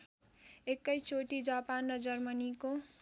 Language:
Nepali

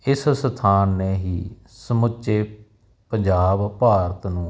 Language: Punjabi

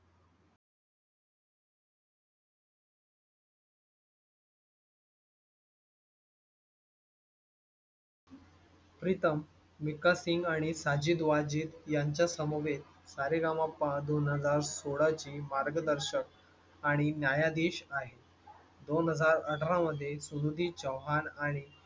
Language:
Marathi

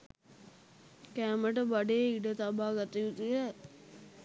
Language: Sinhala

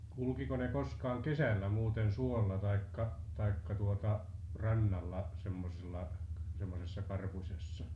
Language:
Finnish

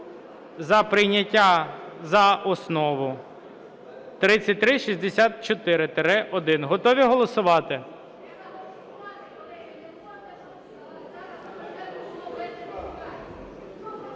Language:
Ukrainian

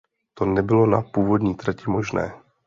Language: Czech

